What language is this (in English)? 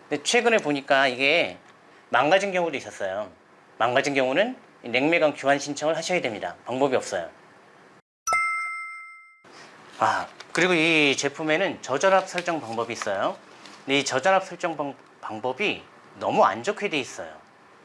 Korean